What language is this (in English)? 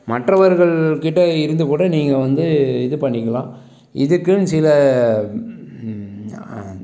Tamil